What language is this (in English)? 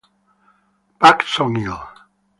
Italian